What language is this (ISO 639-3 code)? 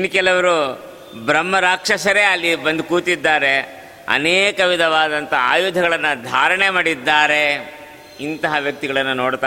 kan